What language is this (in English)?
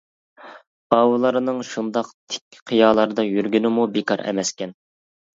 Uyghur